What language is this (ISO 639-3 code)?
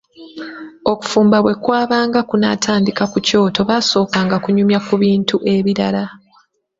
lug